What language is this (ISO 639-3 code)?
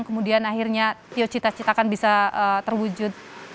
ind